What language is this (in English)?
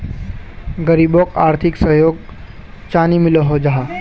Magahi